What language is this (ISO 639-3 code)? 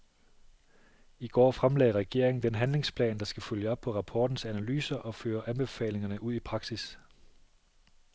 dan